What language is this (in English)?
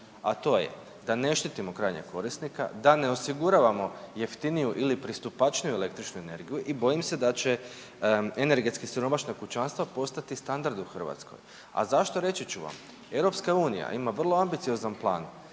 Croatian